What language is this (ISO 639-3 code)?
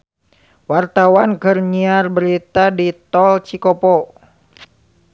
sun